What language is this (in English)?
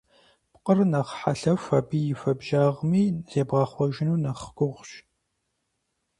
Kabardian